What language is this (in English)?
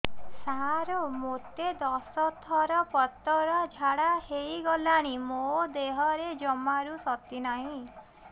Odia